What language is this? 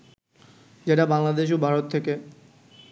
Bangla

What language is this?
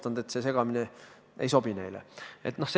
Estonian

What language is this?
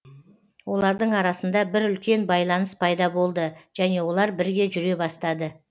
Kazakh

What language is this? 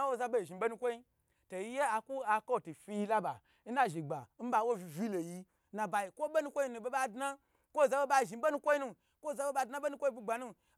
Gbagyi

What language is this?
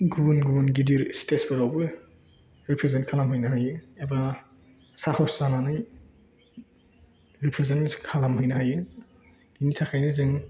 Bodo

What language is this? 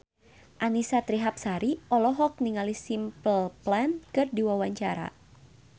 Sundanese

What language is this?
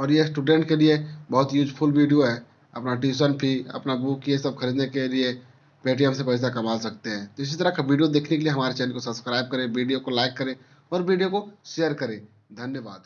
Hindi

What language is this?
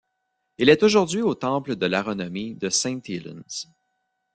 French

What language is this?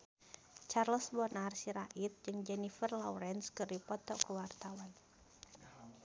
Sundanese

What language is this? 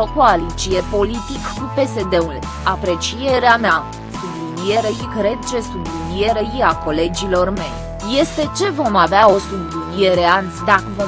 Romanian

